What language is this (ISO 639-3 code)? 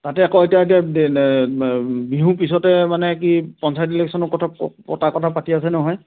asm